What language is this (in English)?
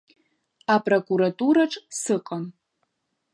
Abkhazian